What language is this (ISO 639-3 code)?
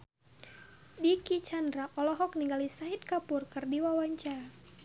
sun